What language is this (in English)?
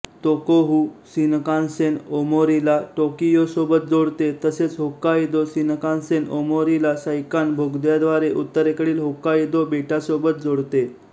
Marathi